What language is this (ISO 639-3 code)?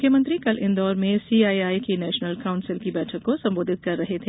hin